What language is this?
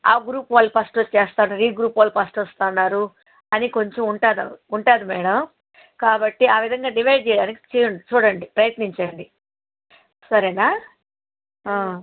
Telugu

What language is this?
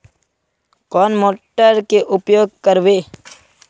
Magahi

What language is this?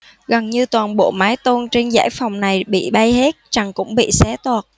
Vietnamese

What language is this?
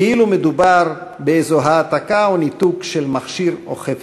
Hebrew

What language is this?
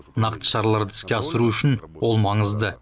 Kazakh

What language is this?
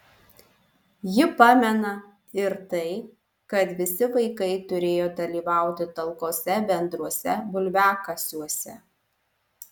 Lithuanian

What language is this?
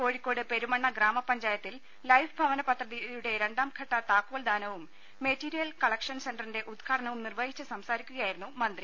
Malayalam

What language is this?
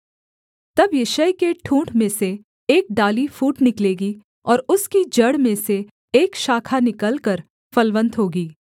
Hindi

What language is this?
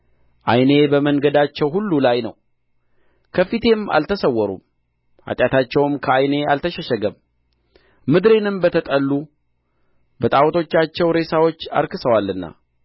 Amharic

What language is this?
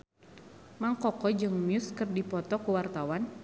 Sundanese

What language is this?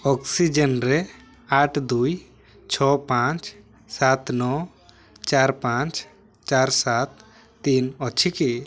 Odia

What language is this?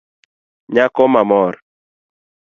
Luo (Kenya and Tanzania)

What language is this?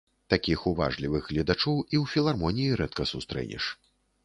Belarusian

